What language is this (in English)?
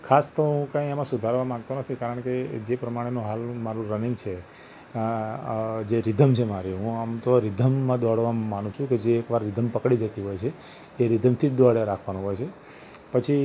Gujarati